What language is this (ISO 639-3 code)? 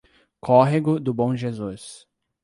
por